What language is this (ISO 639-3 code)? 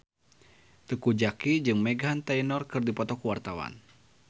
sun